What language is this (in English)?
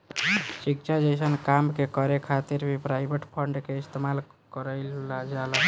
Bhojpuri